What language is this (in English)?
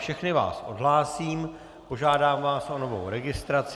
Czech